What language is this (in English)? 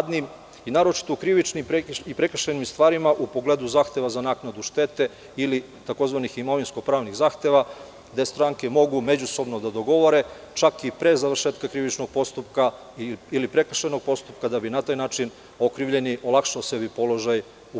Serbian